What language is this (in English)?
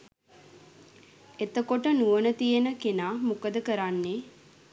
Sinhala